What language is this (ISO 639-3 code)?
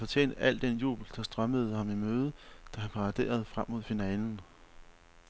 dan